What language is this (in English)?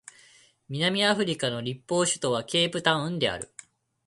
Japanese